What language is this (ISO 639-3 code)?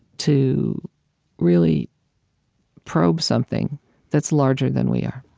eng